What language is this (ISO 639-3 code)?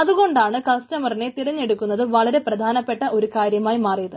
mal